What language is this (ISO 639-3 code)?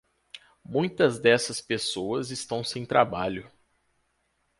por